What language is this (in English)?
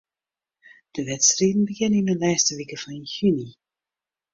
Western Frisian